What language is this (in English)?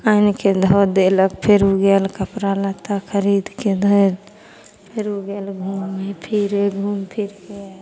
Maithili